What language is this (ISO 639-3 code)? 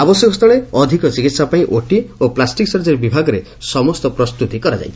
ori